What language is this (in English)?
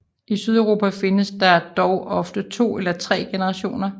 Danish